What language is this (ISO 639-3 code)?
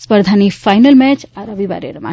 guj